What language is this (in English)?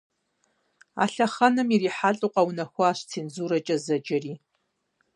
Kabardian